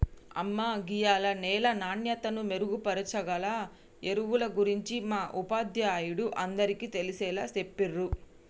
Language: Telugu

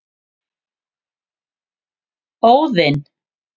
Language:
Icelandic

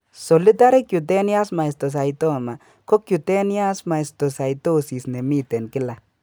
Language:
Kalenjin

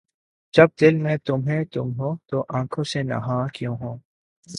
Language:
Urdu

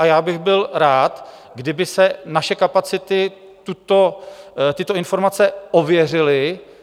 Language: Czech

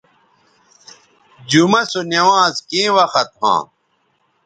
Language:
Bateri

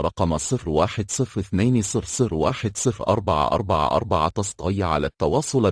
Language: Arabic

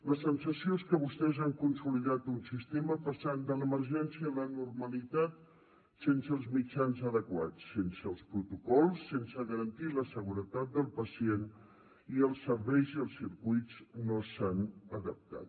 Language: Catalan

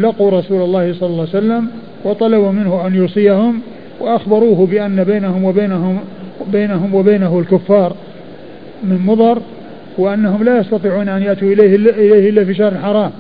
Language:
Arabic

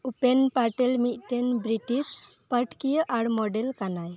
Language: Santali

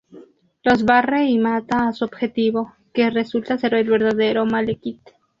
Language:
Spanish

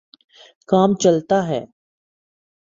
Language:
Urdu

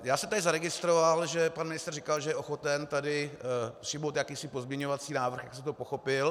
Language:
Czech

